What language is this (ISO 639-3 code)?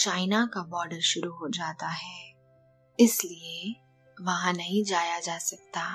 hin